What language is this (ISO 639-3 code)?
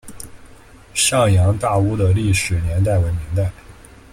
zho